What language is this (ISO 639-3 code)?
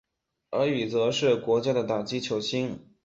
zho